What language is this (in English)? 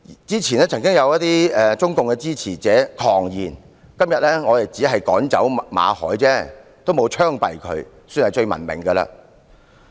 Cantonese